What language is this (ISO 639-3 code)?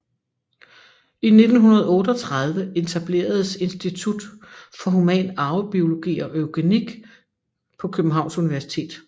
dan